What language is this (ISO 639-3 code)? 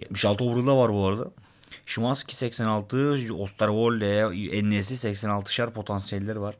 tur